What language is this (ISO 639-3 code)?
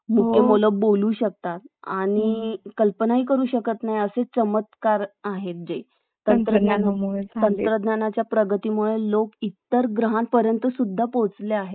mar